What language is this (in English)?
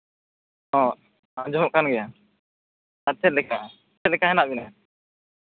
Santali